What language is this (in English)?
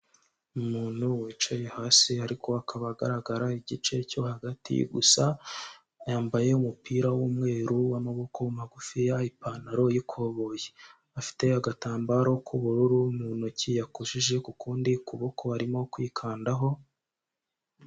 Kinyarwanda